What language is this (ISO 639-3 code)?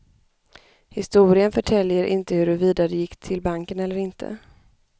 swe